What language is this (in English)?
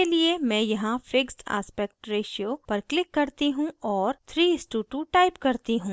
Hindi